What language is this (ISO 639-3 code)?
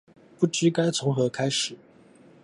zho